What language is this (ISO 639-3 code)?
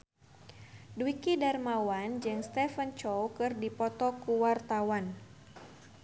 sun